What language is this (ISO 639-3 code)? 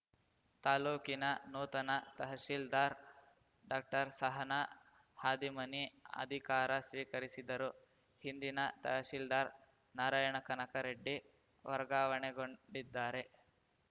kan